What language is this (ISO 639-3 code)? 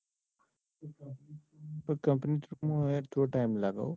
guj